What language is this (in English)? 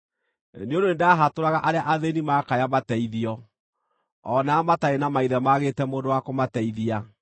Kikuyu